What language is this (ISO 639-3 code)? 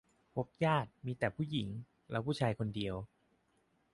tha